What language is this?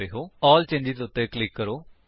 Punjabi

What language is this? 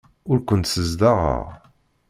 Kabyle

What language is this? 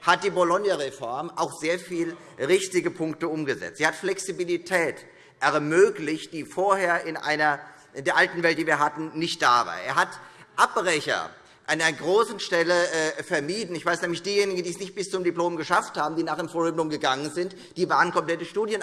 German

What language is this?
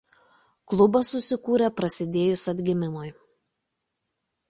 Lithuanian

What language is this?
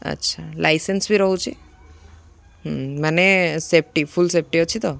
Odia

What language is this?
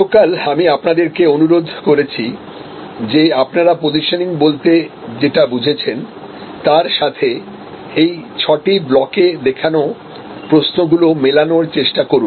Bangla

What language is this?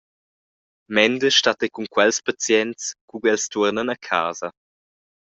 Romansh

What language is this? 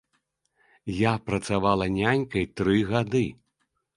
Belarusian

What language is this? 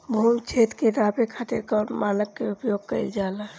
Bhojpuri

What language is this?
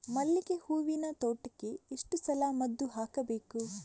Kannada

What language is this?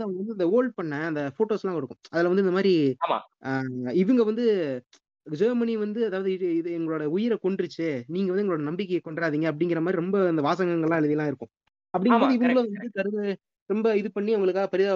Tamil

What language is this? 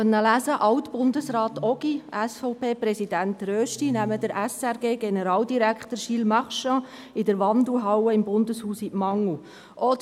Swiss German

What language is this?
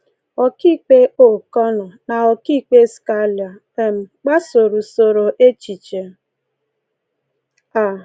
Igbo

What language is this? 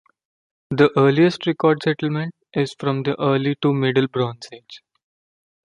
English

